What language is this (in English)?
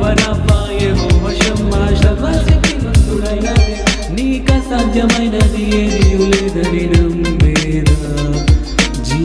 Romanian